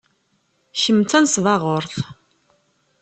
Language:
Kabyle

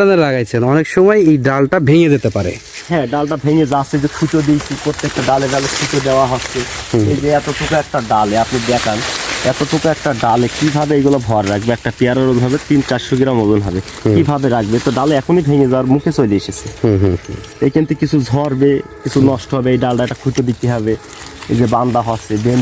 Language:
Bangla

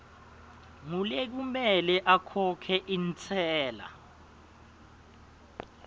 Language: Swati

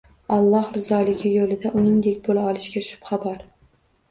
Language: Uzbek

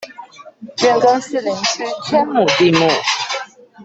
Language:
Chinese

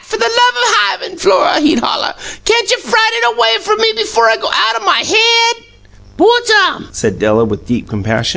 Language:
English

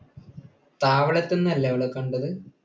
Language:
Malayalam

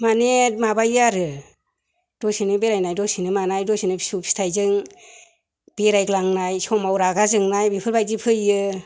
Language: Bodo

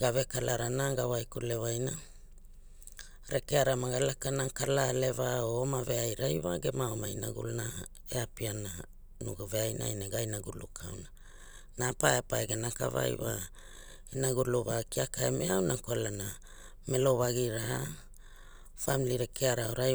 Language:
Hula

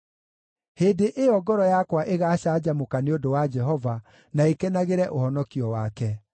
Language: Kikuyu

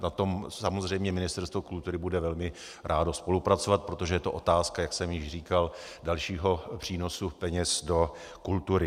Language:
Czech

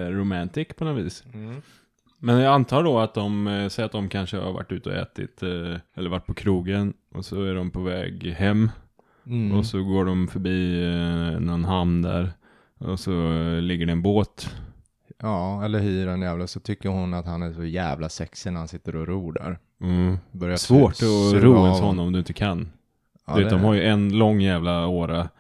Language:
Swedish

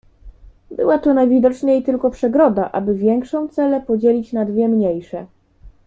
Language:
Polish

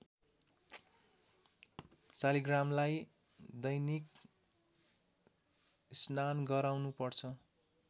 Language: Nepali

